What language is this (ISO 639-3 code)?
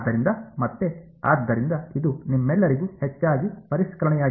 kan